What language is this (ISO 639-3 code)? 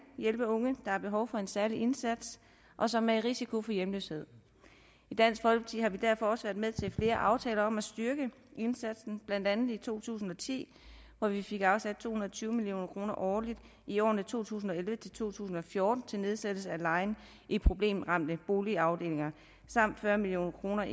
dan